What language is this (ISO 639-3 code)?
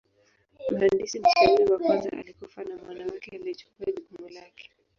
swa